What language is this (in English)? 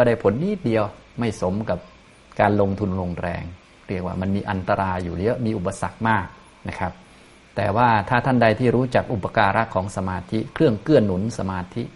Thai